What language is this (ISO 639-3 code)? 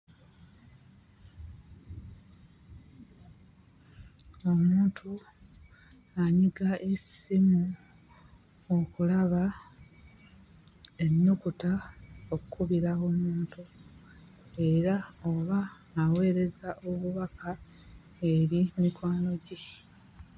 lug